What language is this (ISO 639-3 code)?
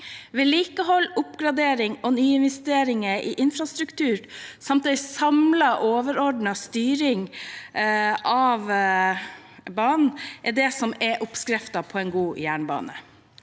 nor